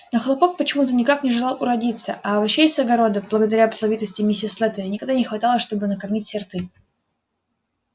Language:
Russian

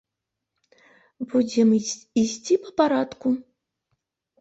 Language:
Belarusian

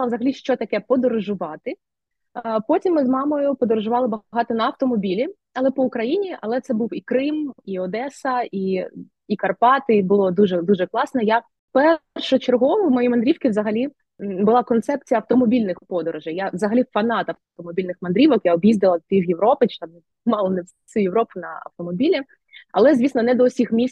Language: Ukrainian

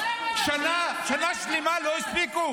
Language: Hebrew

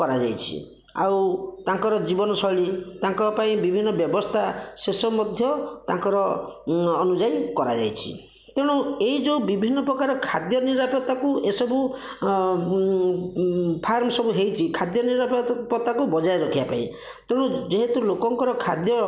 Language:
Odia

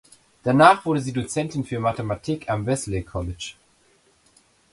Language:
German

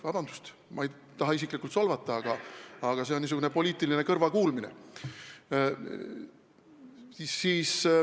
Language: Estonian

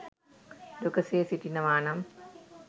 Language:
Sinhala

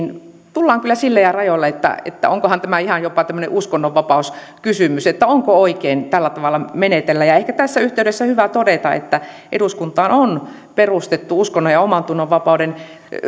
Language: Finnish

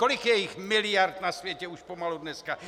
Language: Czech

